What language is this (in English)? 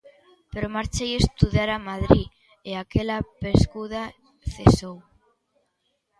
Galician